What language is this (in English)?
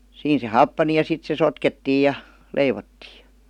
Finnish